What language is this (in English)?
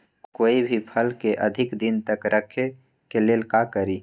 Magahi